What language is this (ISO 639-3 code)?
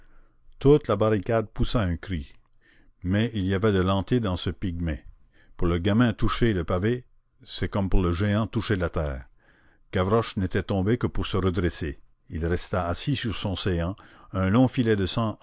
fra